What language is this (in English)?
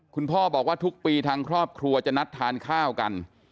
Thai